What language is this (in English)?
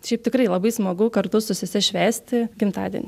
Lithuanian